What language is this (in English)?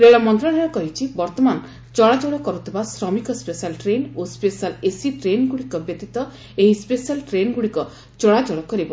Odia